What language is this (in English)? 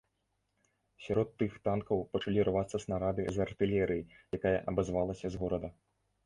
Belarusian